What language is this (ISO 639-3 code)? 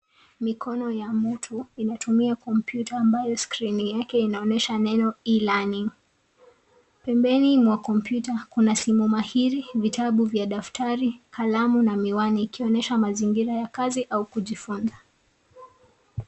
swa